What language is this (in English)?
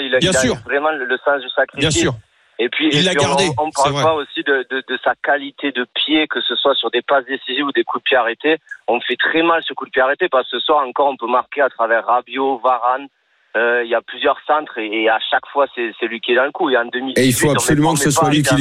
French